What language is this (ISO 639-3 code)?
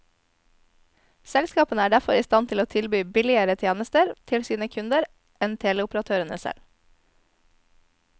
nor